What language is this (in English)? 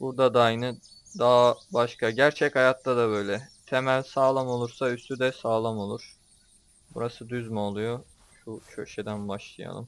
Turkish